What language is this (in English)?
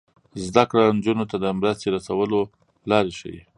Pashto